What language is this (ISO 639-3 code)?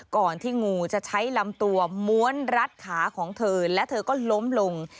tha